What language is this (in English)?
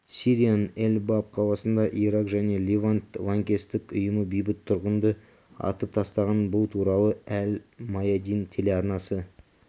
Kazakh